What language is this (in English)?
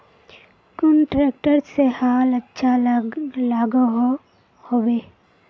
Magahi